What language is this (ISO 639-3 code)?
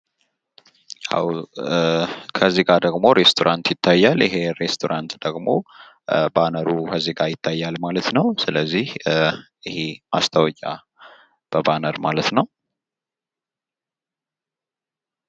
amh